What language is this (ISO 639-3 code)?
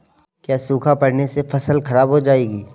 hin